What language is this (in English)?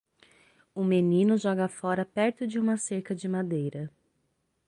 Portuguese